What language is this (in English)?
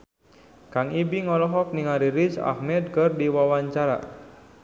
Sundanese